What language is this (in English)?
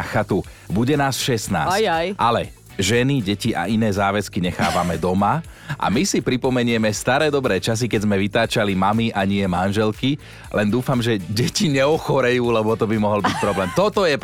Slovak